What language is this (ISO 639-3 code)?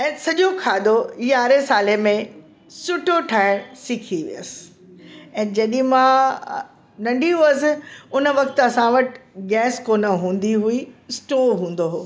snd